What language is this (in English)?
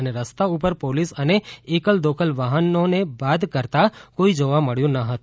Gujarati